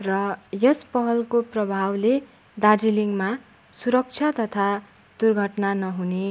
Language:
Nepali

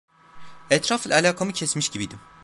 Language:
Turkish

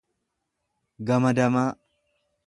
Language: Oromo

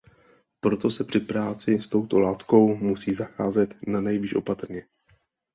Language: Czech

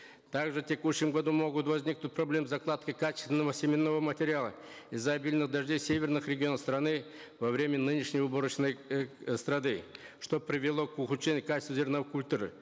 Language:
Kazakh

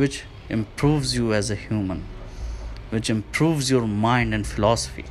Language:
Hindi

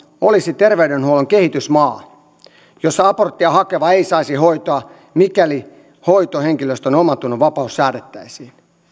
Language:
Finnish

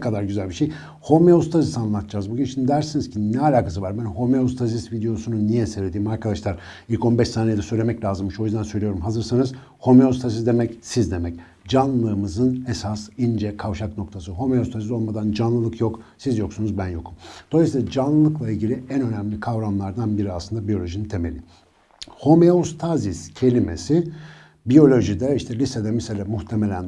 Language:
Turkish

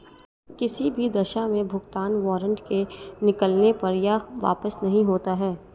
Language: Hindi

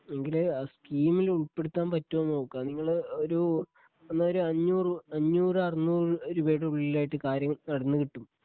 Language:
Malayalam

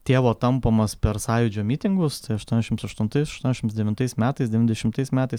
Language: Lithuanian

